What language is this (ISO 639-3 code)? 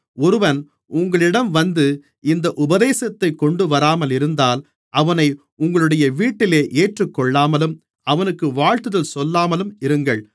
tam